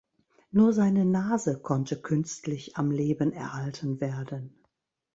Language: German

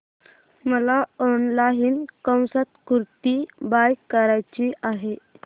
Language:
Marathi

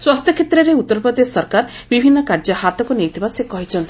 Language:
Odia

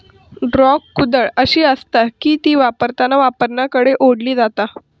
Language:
Marathi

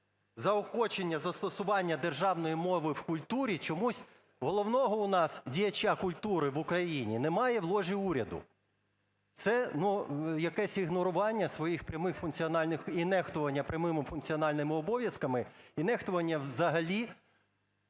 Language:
Ukrainian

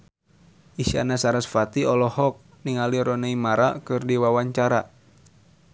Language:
Sundanese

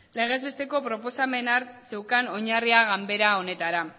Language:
Basque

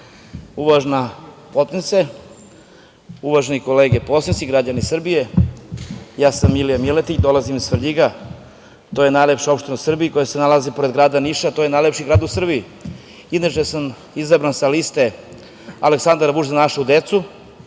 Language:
Serbian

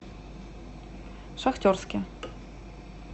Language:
Russian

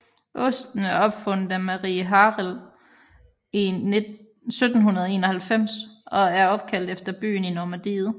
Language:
Danish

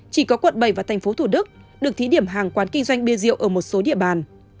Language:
Vietnamese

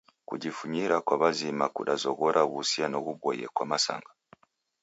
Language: Taita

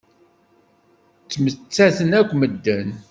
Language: Kabyle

